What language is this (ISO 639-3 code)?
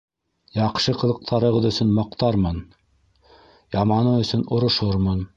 bak